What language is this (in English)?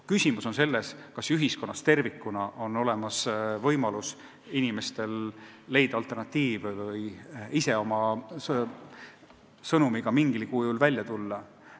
Estonian